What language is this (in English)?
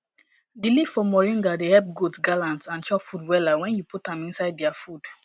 Nigerian Pidgin